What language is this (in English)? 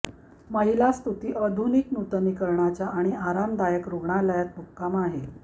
Marathi